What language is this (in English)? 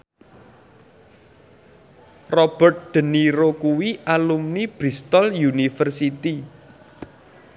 Javanese